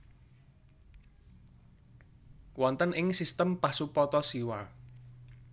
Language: Javanese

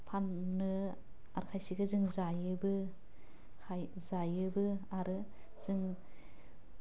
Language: Bodo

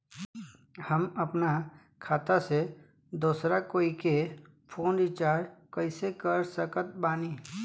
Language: Bhojpuri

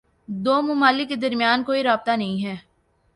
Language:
Urdu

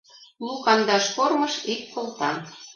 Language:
Mari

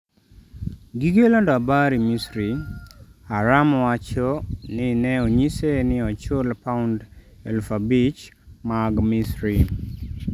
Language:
Luo (Kenya and Tanzania)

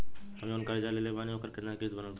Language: Bhojpuri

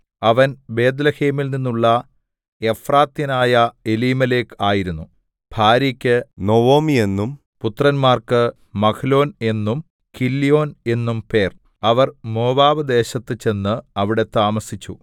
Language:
Malayalam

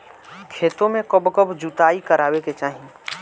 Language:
Bhojpuri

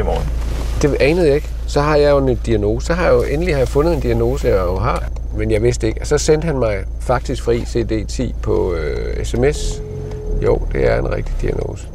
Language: Danish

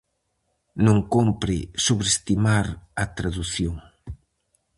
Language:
Galician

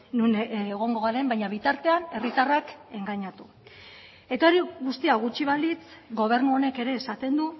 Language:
Basque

